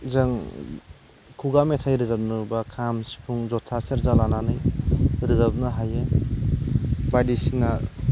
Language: Bodo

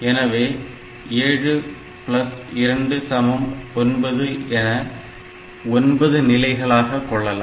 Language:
Tamil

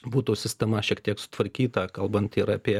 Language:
Lithuanian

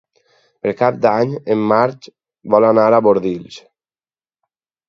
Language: Catalan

